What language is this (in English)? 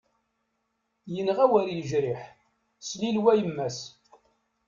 Kabyle